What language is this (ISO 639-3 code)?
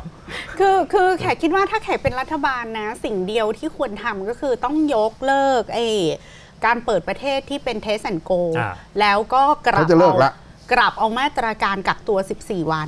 tha